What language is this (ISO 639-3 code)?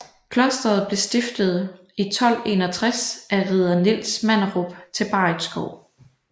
dan